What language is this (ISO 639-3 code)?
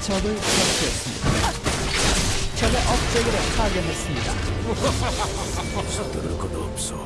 kor